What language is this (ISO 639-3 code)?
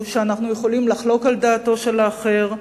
heb